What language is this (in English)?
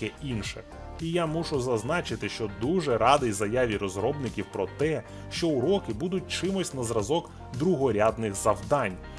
Ukrainian